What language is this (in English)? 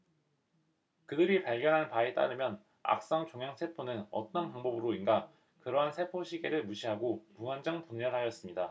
Korean